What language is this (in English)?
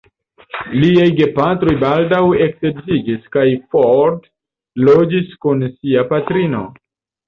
Esperanto